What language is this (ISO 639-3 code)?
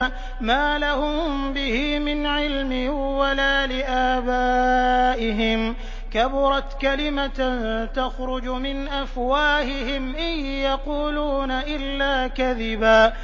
ara